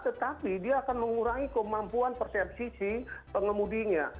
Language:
Indonesian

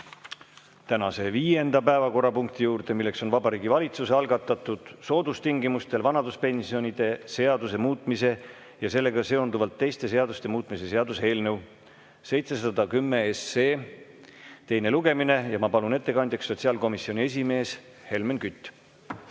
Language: Estonian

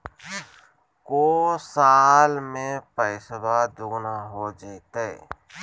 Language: Magahi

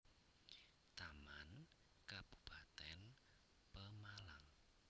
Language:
Javanese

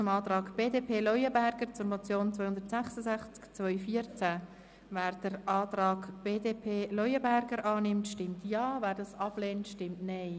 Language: Swiss German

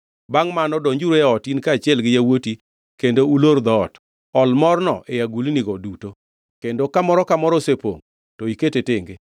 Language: Luo (Kenya and Tanzania)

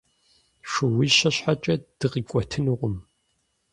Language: Kabardian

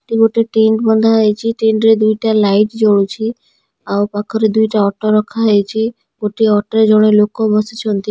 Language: Odia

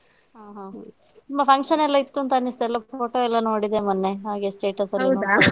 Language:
Kannada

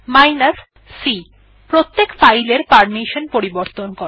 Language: Bangla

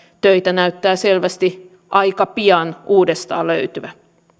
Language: Finnish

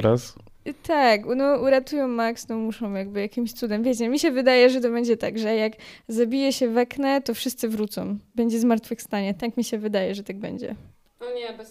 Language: Polish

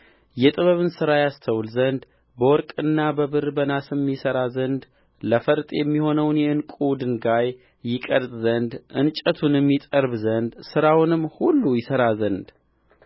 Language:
Amharic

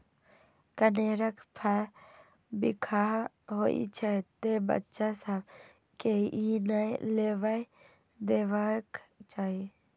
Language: Maithili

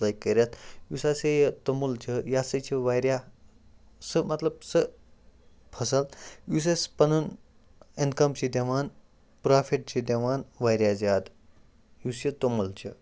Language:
Kashmiri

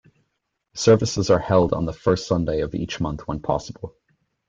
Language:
English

